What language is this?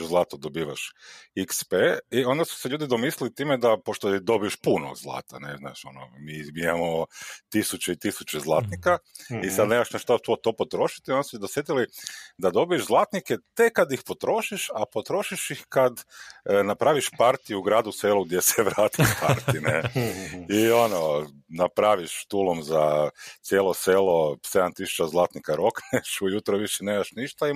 Croatian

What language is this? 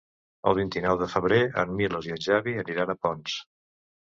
Catalan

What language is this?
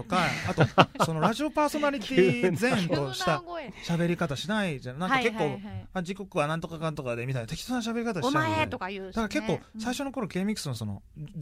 Japanese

